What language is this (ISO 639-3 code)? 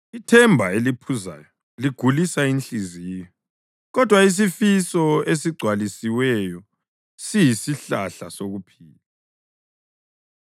nde